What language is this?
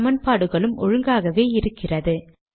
Tamil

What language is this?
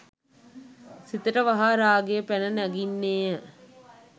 Sinhala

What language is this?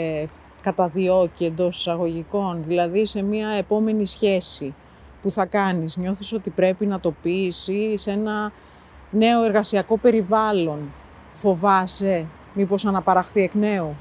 Greek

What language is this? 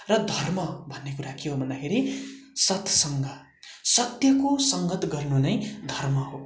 Nepali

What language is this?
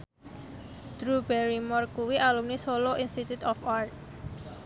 Javanese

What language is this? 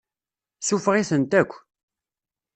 Kabyle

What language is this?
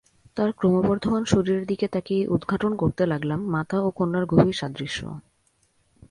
Bangla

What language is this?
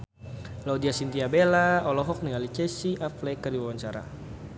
Sundanese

